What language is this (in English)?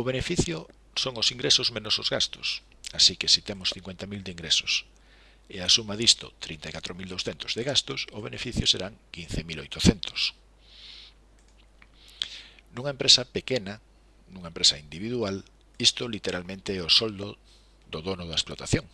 Spanish